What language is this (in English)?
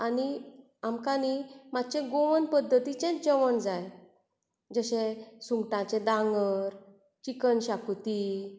Konkani